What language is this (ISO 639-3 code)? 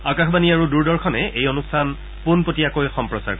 asm